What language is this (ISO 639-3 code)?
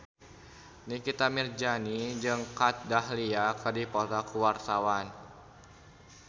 sun